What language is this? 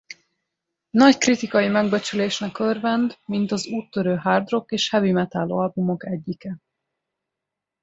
Hungarian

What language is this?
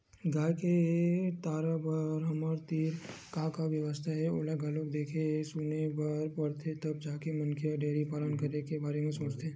Chhattisgarhi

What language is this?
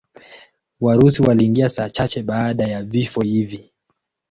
Swahili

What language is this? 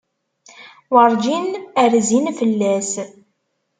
Kabyle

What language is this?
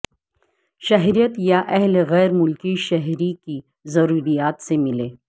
Urdu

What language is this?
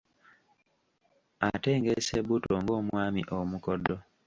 Ganda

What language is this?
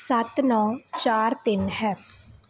Punjabi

